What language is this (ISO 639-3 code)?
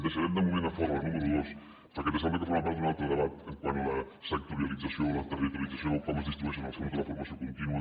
cat